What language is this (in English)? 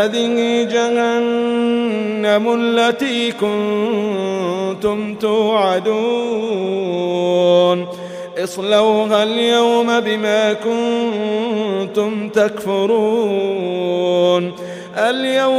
Arabic